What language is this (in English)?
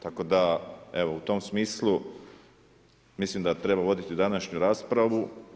Croatian